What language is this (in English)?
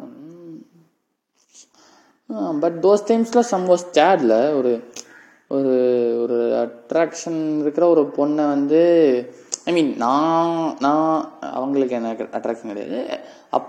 Tamil